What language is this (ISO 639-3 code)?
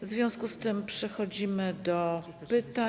pol